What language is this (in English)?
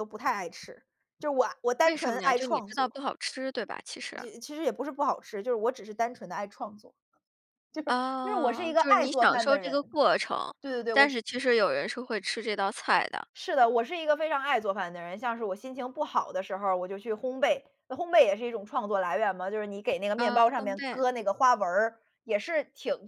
Chinese